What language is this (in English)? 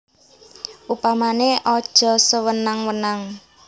Javanese